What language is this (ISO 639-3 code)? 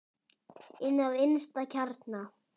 isl